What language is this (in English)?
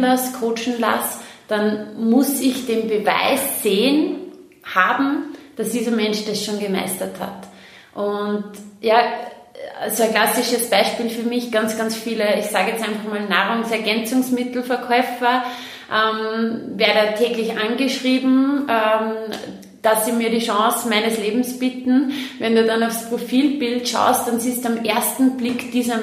German